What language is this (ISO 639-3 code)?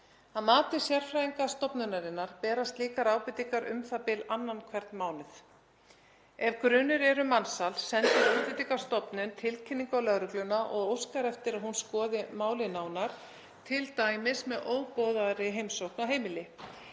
isl